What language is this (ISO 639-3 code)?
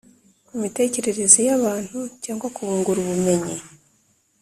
kin